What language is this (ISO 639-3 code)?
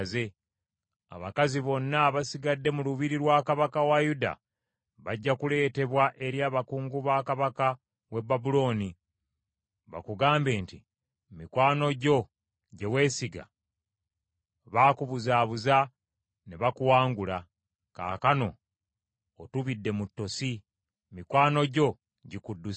lug